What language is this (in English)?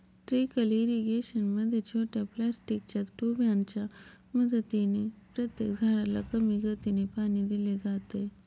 Marathi